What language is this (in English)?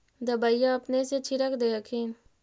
Magahi